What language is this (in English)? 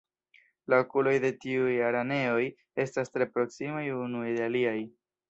Esperanto